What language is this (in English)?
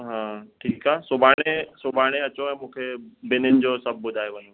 Sindhi